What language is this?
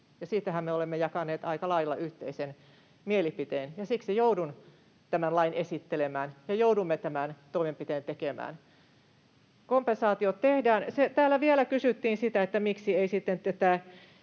Finnish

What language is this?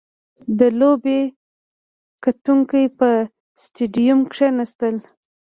Pashto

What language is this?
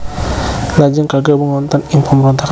Javanese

